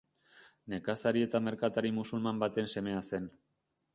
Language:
Basque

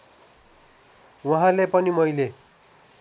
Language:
Nepali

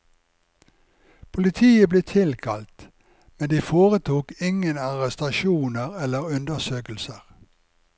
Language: Norwegian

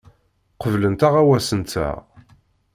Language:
Kabyle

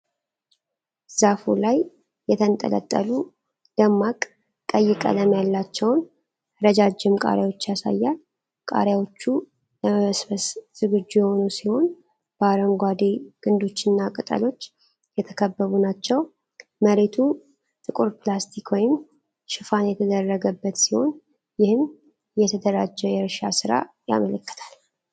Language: Amharic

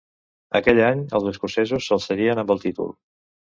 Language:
Catalan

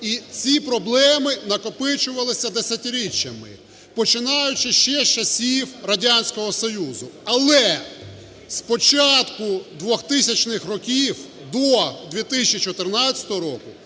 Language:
Ukrainian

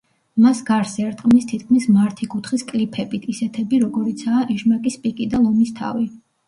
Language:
Georgian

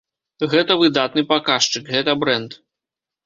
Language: Belarusian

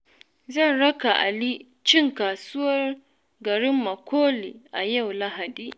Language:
Hausa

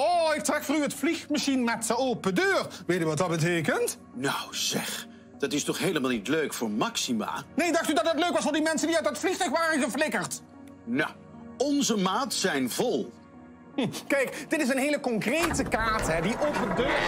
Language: Dutch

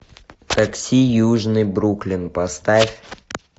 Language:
Russian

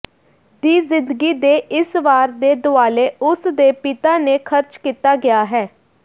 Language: Punjabi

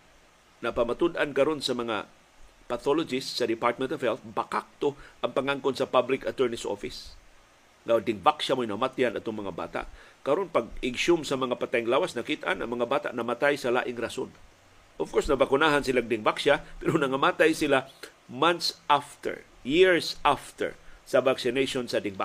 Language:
Filipino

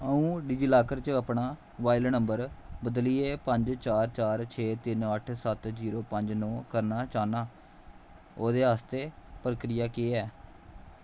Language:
Dogri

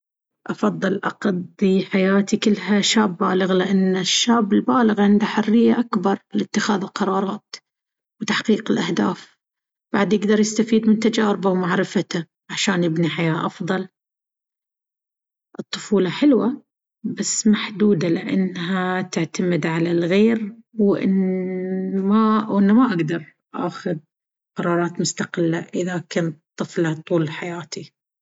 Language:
Baharna Arabic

